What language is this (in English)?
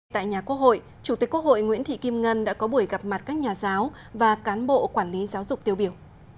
Vietnamese